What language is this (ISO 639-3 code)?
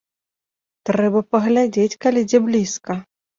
bel